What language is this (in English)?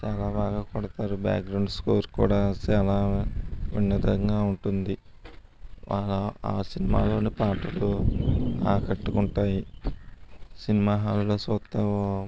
Telugu